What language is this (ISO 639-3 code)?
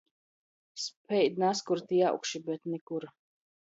ltg